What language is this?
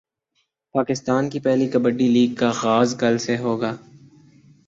Urdu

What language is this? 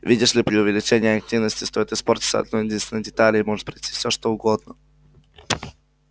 Russian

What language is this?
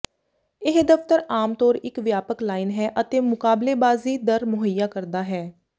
Punjabi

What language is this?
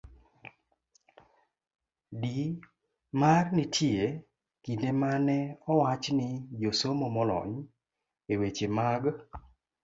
Luo (Kenya and Tanzania)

